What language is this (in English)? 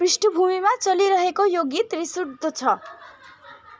Nepali